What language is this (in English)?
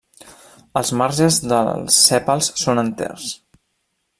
Catalan